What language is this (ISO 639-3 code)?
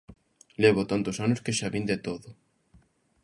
glg